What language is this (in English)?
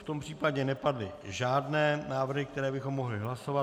Czech